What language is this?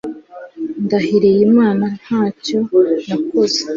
Kinyarwanda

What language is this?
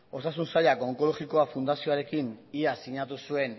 Basque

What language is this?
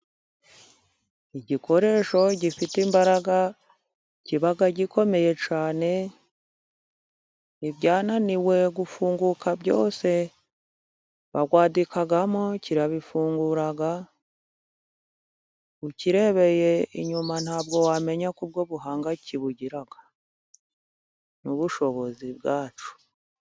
Kinyarwanda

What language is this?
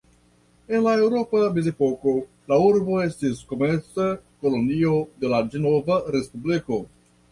Esperanto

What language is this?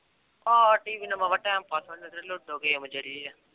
Punjabi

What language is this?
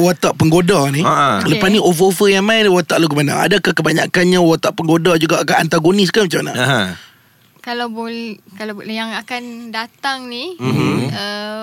Malay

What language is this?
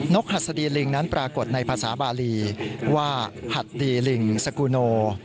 Thai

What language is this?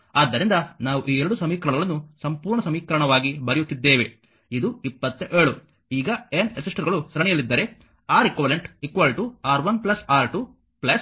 Kannada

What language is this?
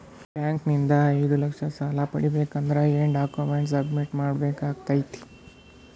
Kannada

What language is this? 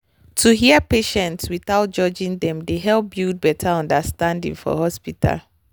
Nigerian Pidgin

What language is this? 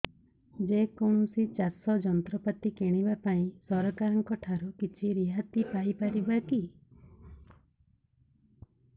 Odia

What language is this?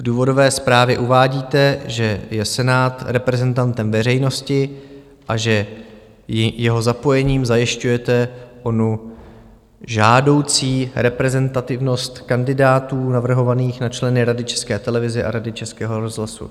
Czech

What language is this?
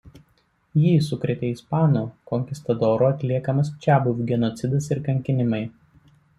Lithuanian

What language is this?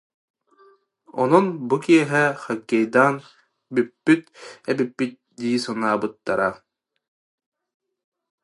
Yakut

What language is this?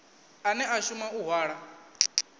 Venda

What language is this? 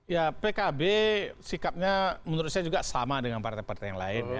Indonesian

